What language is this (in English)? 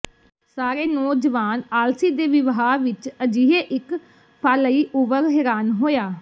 Punjabi